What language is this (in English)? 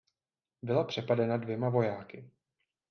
Czech